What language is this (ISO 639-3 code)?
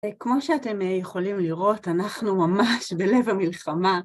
heb